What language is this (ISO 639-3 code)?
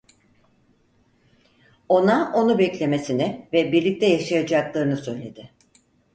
tur